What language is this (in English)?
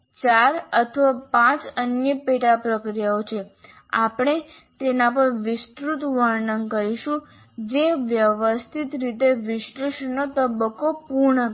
Gujarati